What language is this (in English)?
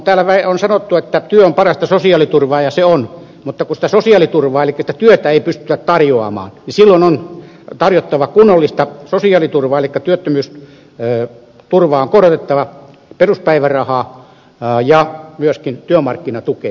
Finnish